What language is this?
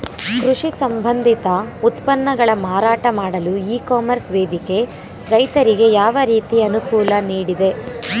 Kannada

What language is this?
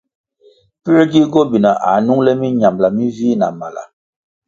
Kwasio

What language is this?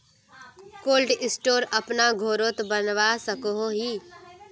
Magahi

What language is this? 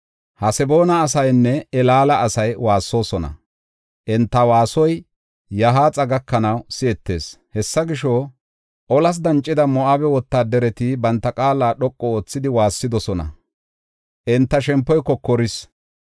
Gofa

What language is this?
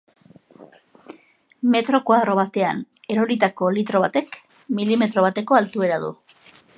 Basque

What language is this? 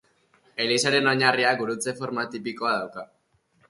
Basque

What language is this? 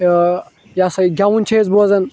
Kashmiri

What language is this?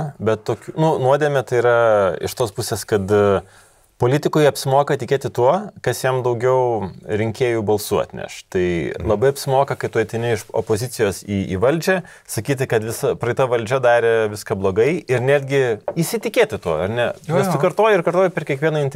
Lithuanian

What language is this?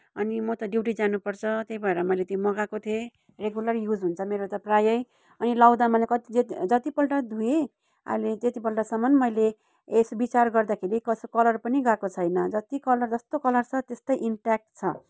Nepali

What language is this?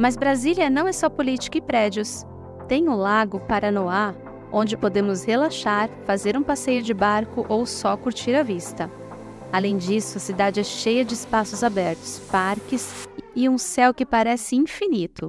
Portuguese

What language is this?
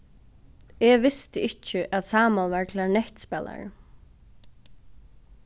Faroese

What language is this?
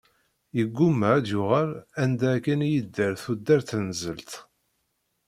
Kabyle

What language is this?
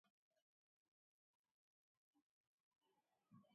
Mari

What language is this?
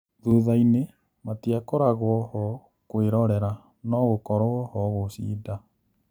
Kikuyu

